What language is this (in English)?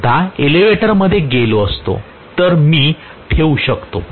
Marathi